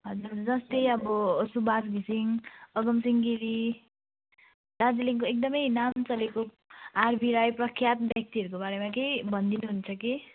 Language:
Nepali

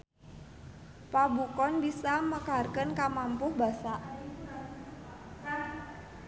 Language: Sundanese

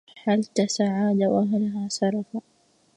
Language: Arabic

